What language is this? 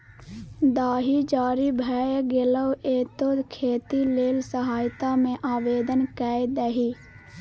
Maithili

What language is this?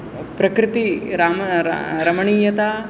Sanskrit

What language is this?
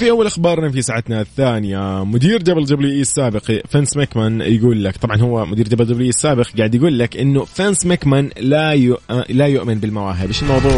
Arabic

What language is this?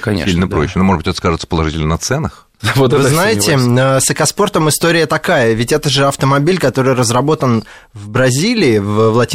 Russian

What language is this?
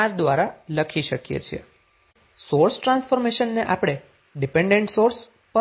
Gujarati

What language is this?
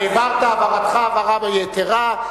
Hebrew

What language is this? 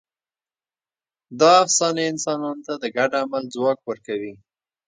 Pashto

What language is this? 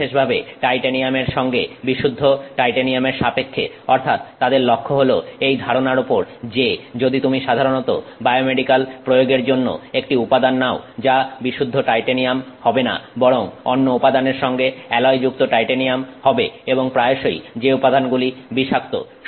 Bangla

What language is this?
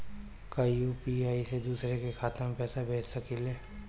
Bhojpuri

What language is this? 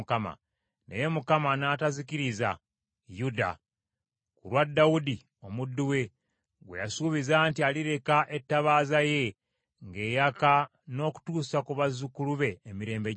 Ganda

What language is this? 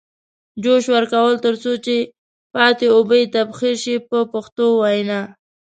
Pashto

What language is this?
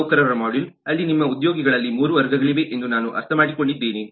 Kannada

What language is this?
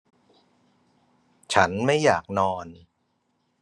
Thai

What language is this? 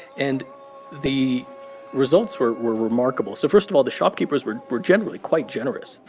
English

